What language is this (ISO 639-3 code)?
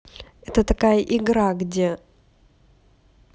rus